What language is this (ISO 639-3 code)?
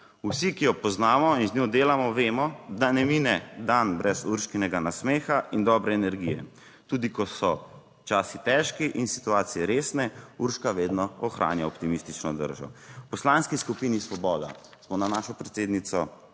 slv